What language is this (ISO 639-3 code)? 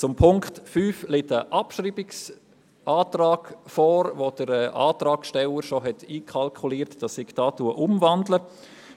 gsw